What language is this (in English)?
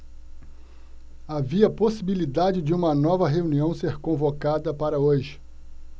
Portuguese